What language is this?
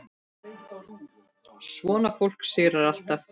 Icelandic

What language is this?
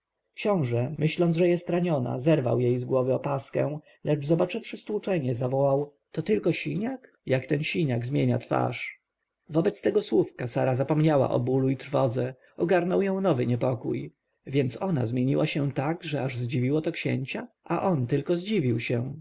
Polish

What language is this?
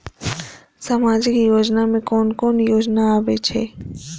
Maithili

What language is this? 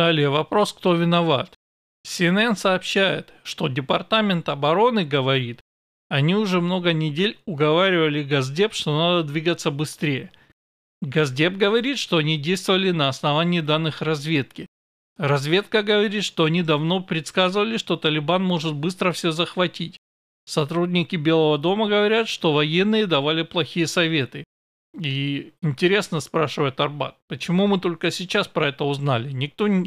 Russian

